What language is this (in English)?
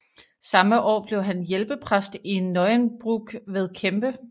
Danish